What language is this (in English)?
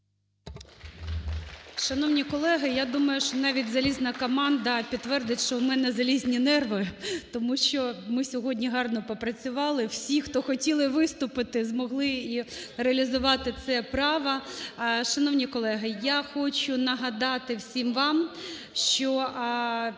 Ukrainian